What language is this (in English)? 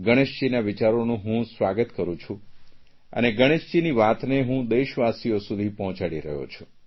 Gujarati